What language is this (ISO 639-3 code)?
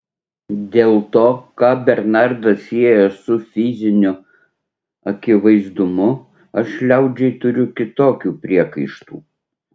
lit